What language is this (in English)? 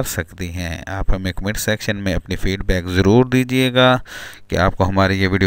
Hindi